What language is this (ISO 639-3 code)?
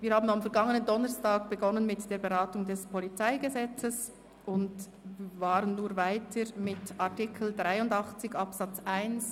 gsw